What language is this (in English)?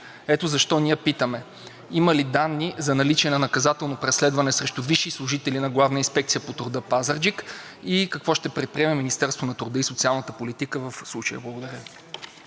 Bulgarian